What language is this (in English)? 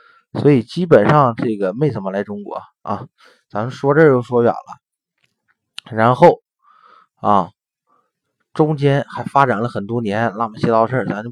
Chinese